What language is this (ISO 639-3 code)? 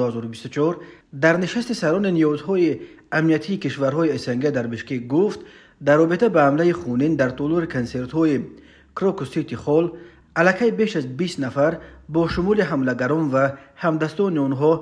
fas